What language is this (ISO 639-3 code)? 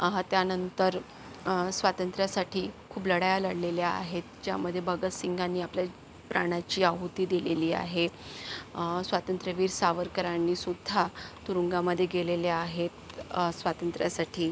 mar